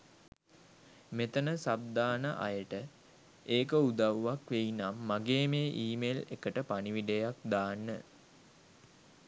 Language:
Sinhala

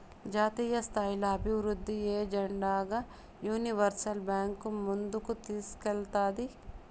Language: Telugu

